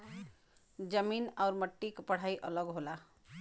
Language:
Bhojpuri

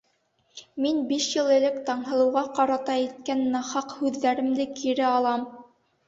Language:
Bashkir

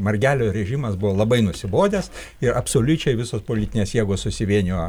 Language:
Lithuanian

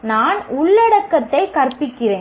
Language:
Tamil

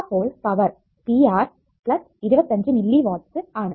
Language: Malayalam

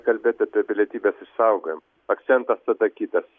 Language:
Lithuanian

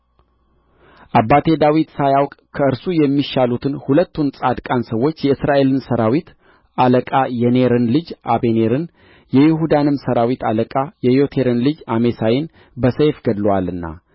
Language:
Amharic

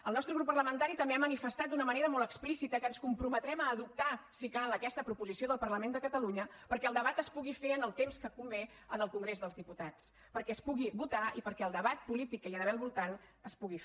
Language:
Catalan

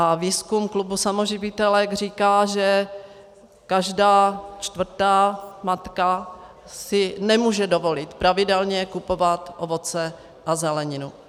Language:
Czech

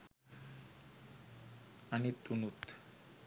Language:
Sinhala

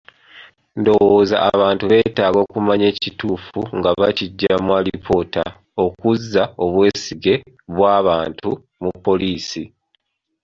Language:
Ganda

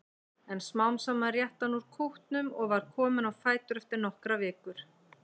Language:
Icelandic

